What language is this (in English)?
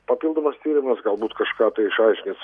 Lithuanian